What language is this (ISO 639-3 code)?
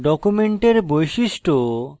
ben